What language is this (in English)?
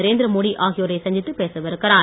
Tamil